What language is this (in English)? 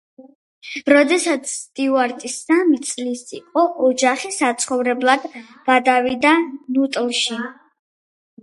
Georgian